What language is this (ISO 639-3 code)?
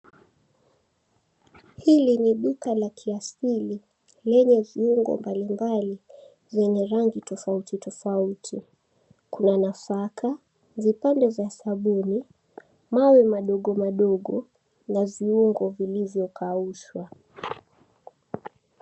swa